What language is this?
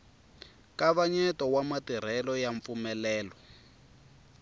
Tsonga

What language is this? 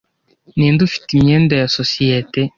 Kinyarwanda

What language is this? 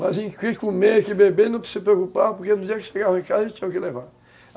Portuguese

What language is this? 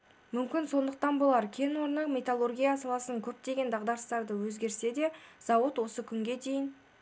Kazakh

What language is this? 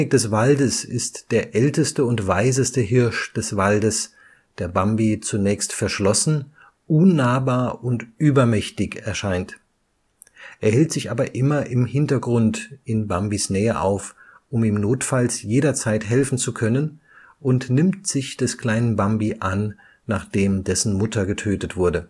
German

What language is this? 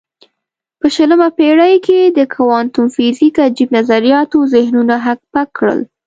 Pashto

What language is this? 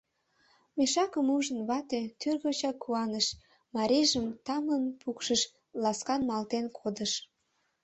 Mari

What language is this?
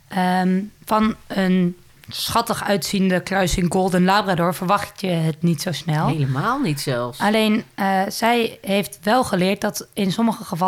Dutch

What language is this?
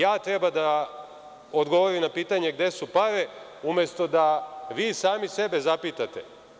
Serbian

